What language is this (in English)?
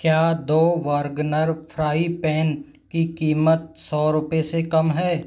Hindi